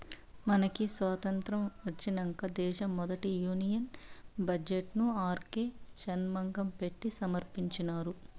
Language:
Telugu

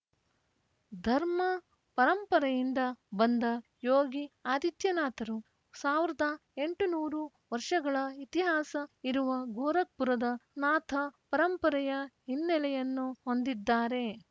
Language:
Kannada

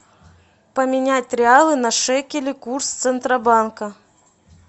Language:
Russian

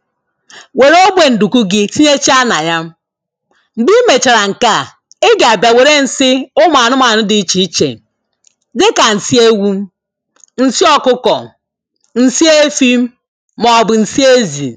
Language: Igbo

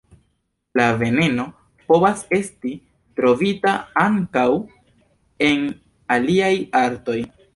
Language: Esperanto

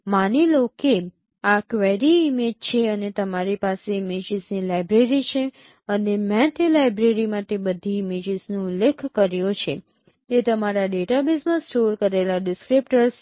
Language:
Gujarati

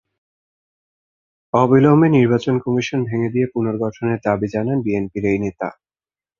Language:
Bangla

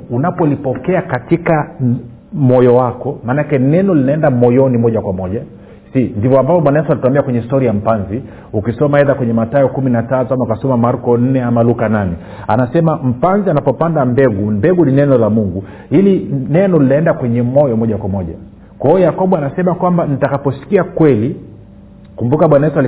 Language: Swahili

